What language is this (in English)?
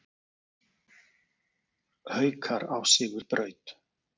Icelandic